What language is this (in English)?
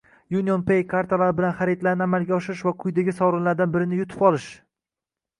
Uzbek